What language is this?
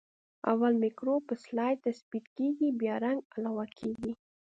Pashto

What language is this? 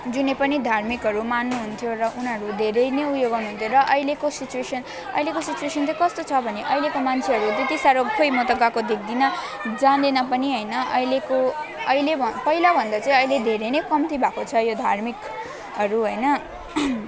Nepali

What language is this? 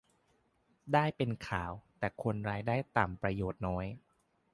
Thai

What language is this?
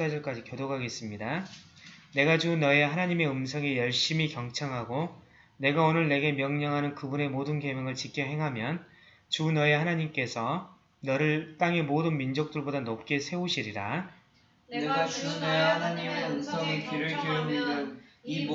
Korean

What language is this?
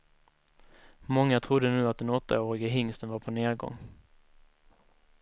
Swedish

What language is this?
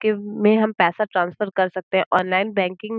Hindi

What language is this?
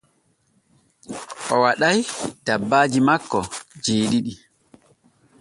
Borgu Fulfulde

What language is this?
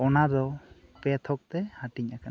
Santali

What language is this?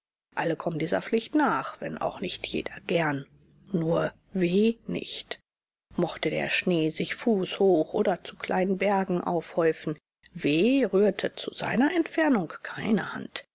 German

